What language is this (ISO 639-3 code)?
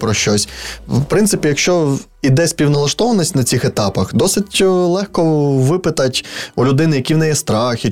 ukr